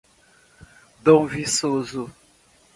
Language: Portuguese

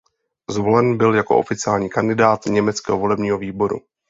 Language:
Czech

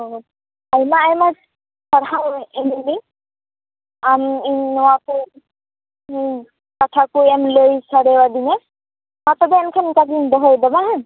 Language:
Santali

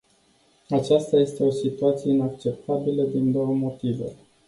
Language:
Romanian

